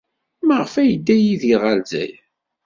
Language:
Kabyle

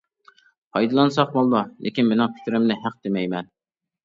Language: Uyghur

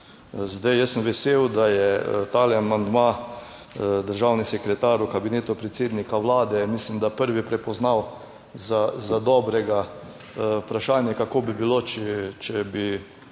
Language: Slovenian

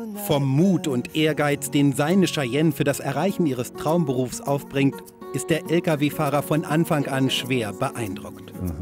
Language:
German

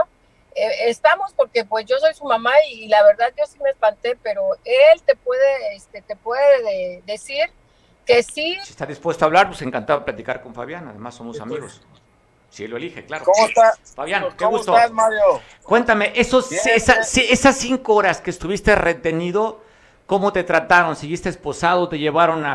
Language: Spanish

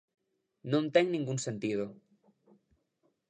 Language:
Galician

